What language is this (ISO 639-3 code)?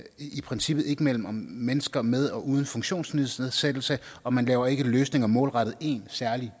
dan